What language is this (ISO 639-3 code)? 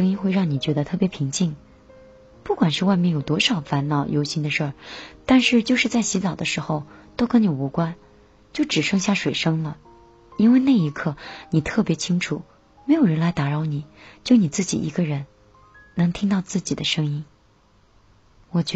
zho